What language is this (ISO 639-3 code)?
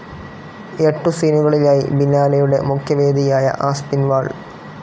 mal